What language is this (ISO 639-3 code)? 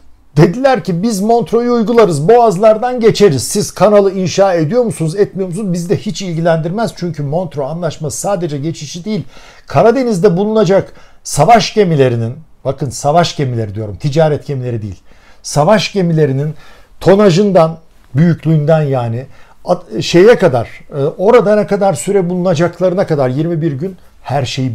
tur